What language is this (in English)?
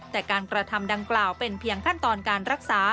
Thai